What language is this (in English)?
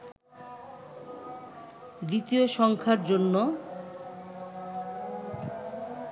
Bangla